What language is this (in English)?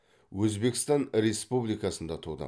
Kazakh